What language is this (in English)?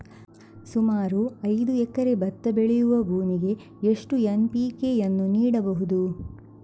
Kannada